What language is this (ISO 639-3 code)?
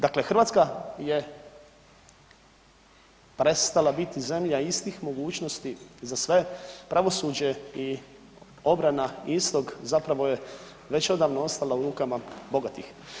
hrv